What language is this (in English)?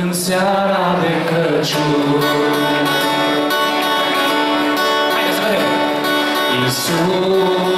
Romanian